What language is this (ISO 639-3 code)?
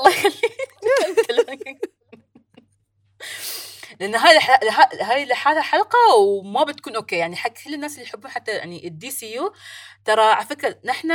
ara